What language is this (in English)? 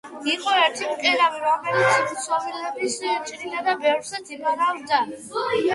Georgian